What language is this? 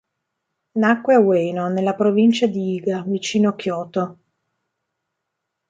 Italian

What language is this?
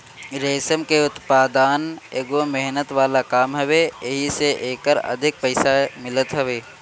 Bhojpuri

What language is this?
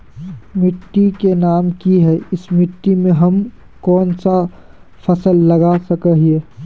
Magahi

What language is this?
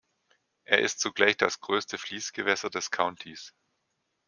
German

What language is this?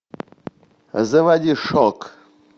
Russian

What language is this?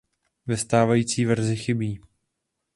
Czech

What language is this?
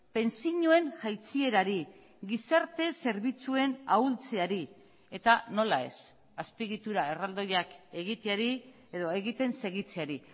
Basque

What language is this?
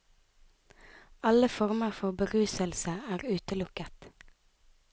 Norwegian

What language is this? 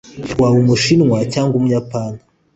Kinyarwanda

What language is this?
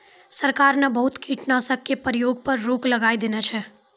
Maithili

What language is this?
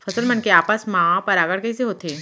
Chhattisgarhi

